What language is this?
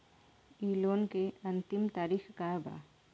Bhojpuri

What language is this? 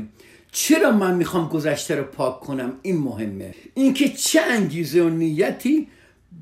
Persian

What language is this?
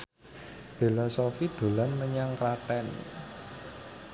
Javanese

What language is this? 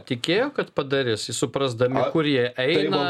Lithuanian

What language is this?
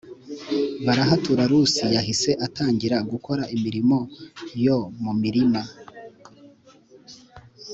Kinyarwanda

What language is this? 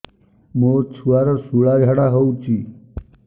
Odia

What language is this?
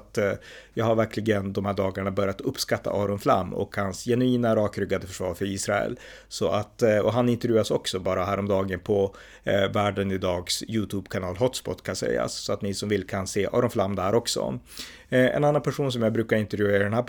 Swedish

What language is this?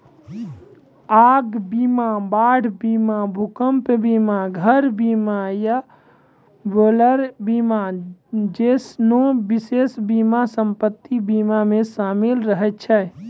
Maithili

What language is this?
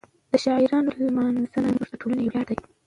Pashto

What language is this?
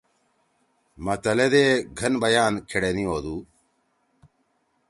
Torwali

